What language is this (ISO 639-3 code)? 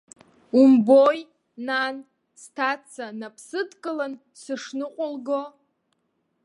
abk